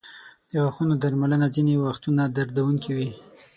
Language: Pashto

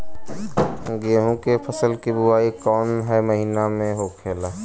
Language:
Bhojpuri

